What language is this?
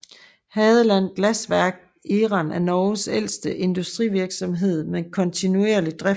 Danish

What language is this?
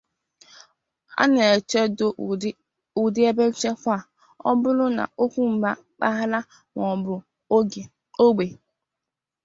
Igbo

